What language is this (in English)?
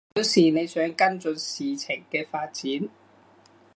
Cantonese